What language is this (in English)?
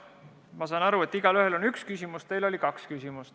Estonian